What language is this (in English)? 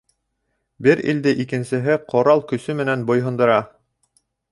Bashkir